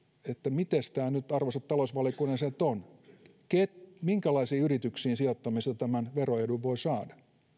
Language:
Finnish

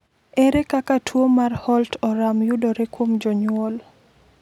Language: Luo (Kenya and Tanzania)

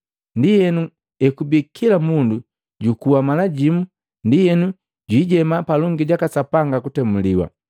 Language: Matengo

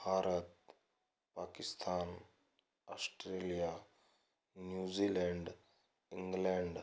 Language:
Hindi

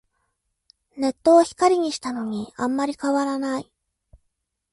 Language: Japanese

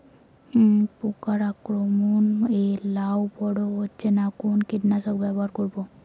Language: Bangla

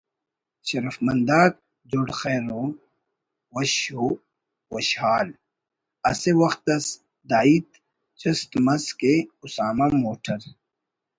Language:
Brahui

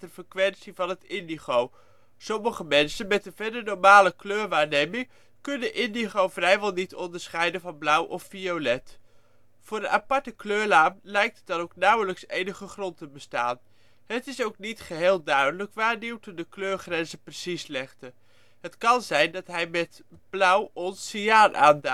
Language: Dutch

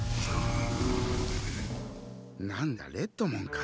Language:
Japanese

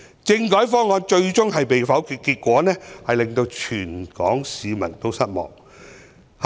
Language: Cantonese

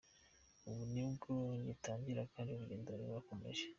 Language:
Kinyarwanda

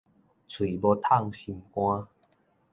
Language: Min Nan Chinese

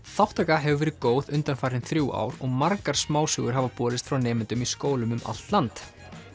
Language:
Icelandic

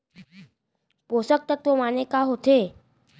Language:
Chhattisgarhi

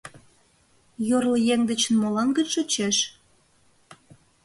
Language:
Mari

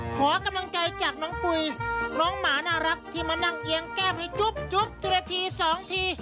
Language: Thai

